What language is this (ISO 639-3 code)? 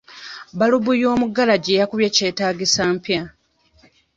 lug